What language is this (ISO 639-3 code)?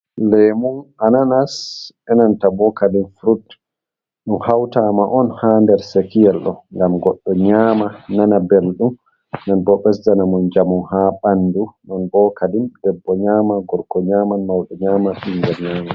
ful